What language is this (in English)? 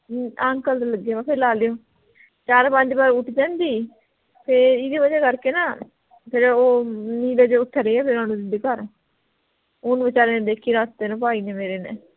Punjabi